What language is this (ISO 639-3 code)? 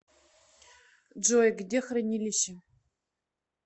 rus